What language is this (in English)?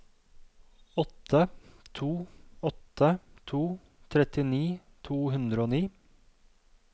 Norwegian